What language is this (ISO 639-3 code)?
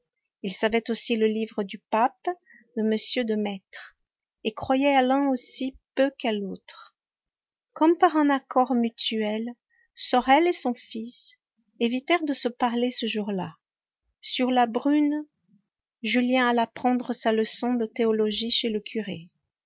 fra